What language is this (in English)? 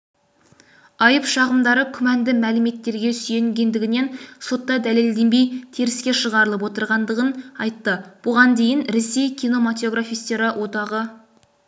Kazakh